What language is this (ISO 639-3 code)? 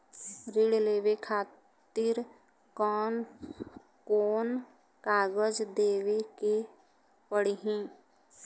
bho